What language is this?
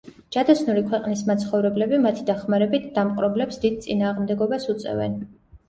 Georgian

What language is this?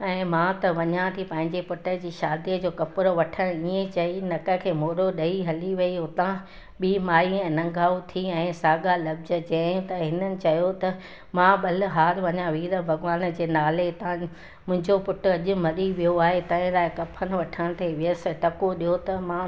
Sindhi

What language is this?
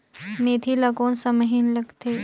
Chhattisgarhi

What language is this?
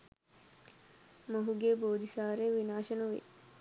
Sinhala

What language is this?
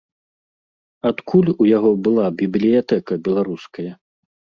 Belarusian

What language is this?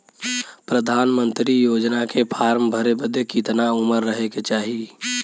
Bhojpuri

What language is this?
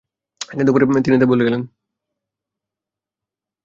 Bangla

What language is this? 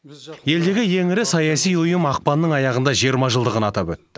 Kazakh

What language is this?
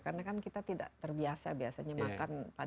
Indonesian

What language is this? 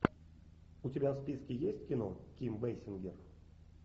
Russian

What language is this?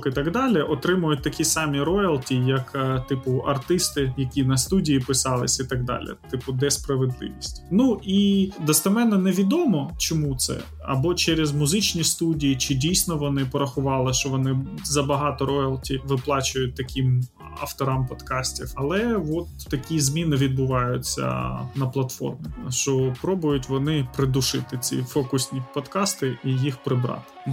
Ukrainian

